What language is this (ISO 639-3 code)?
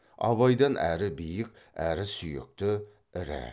kaz